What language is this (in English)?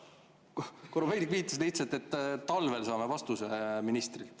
Estonian